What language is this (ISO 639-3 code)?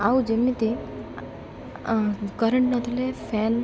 ori